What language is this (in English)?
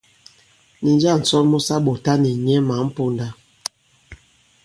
Bankon